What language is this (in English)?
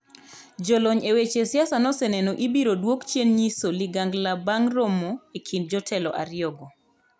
Luo (Kenya and Tanzania)